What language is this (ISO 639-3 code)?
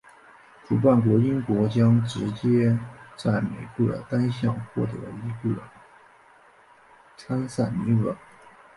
zho